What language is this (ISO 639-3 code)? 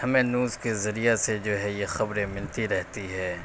urd